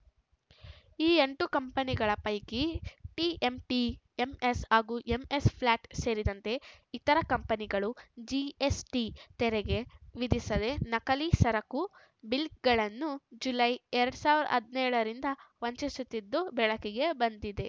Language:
Kannada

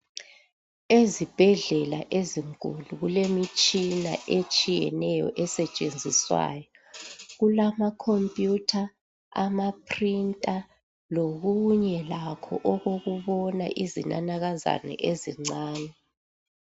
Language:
North Ndebele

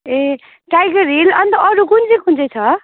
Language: Nepali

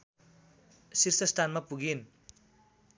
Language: Nepali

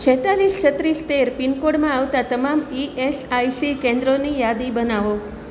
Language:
Gujarati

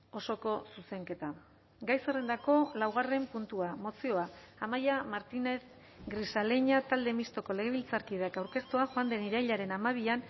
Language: Basque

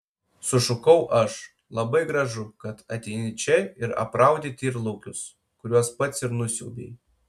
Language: Lithuanian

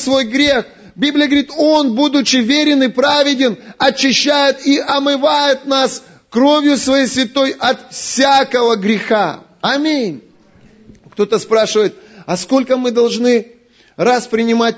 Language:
Russian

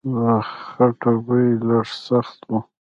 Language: Pashto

